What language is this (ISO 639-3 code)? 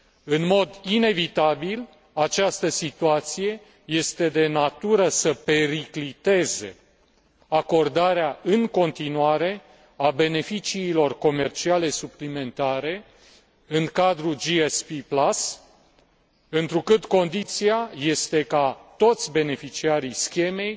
ron